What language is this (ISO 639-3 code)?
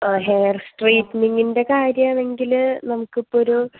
mal